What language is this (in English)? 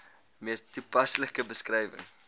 Afrikaans